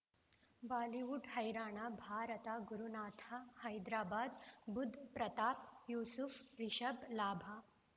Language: Kannada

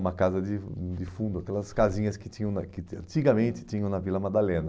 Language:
Portuguese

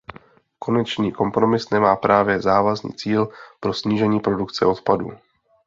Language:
Czech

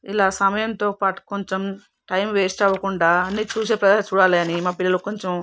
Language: Telugu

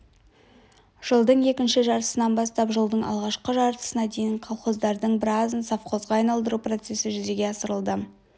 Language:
Kazakh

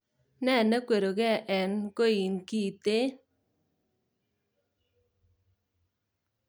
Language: Kalenjin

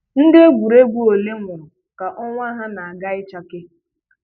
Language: Igbo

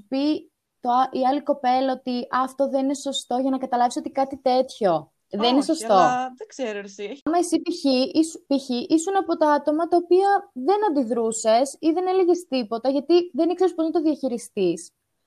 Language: Greek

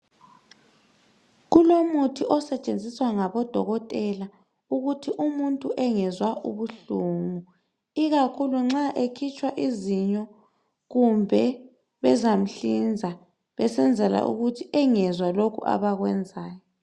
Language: North Ndebele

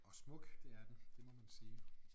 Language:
Danish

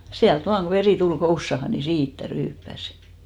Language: Finnish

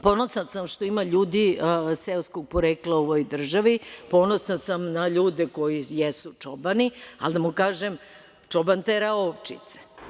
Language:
Serbian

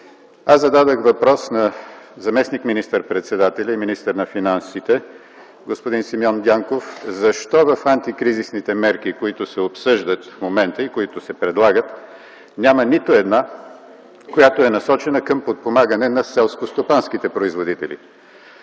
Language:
Bulgarian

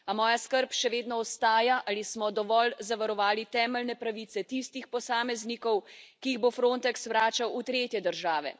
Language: Slovenian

